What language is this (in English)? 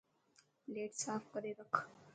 Dhatki